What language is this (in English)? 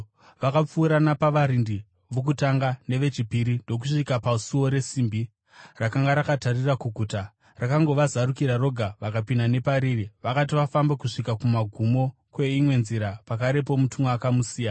Shona